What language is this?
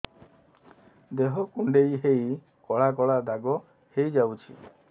Odia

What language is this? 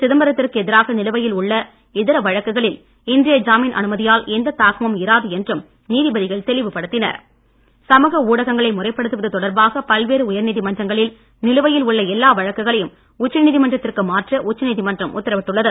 Tamil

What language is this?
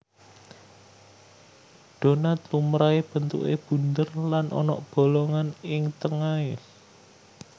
Javanese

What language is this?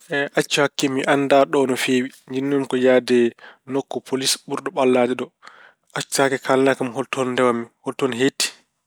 Fula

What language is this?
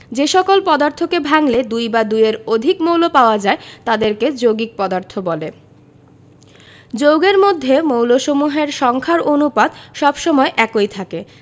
Bangla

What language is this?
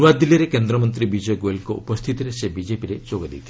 Odia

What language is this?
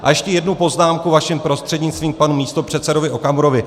Czech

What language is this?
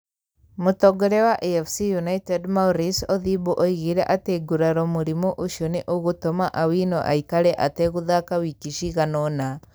Kikuyu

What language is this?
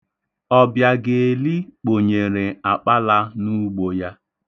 Igbo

